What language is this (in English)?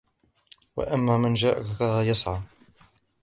Arabic